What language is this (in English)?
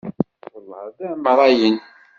Kabyle